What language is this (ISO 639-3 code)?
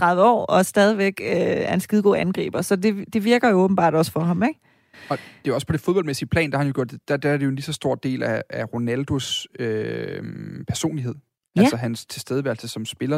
dan